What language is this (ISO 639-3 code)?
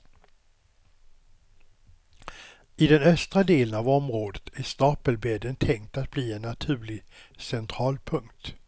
swe